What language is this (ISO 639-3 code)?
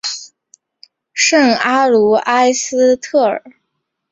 zho